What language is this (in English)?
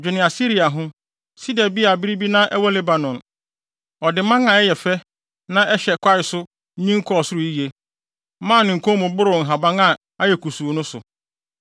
Akan